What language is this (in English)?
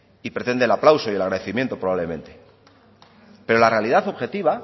Spanish